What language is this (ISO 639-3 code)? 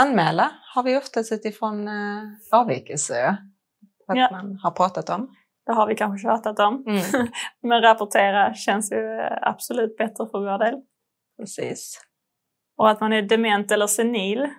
swe